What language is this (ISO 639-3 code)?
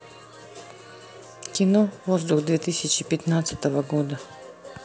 rus